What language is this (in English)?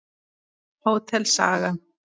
Icelandic